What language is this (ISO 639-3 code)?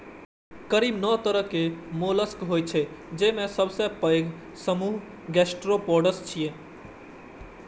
mai